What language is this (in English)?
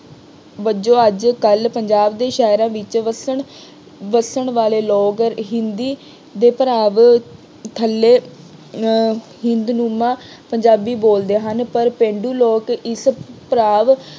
Punjabi